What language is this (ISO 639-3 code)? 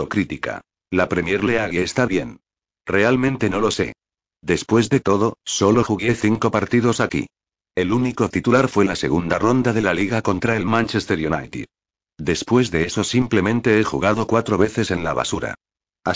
spa